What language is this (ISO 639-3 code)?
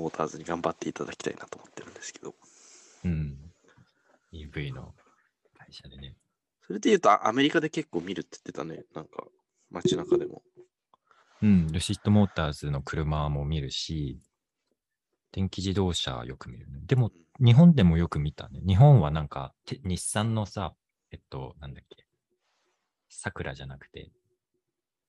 jpn